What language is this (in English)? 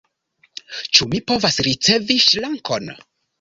Esperanto